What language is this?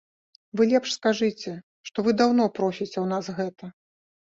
Belarusian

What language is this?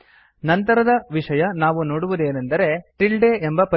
Kannada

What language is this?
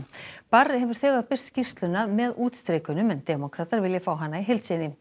Icelandic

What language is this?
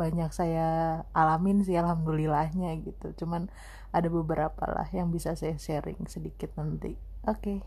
Indonesian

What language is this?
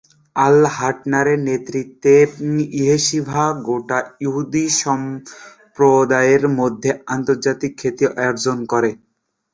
Bangla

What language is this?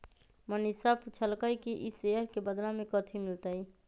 Magahi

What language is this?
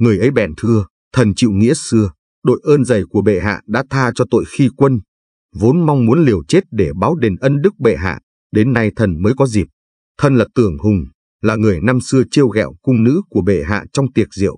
Vietnamese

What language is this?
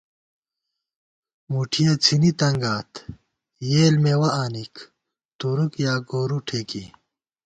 Gawar-Bati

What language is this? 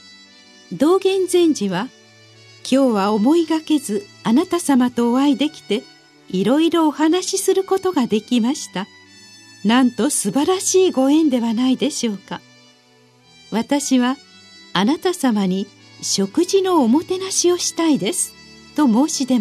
Japanese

